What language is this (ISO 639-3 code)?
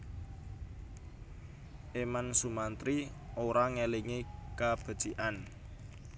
jav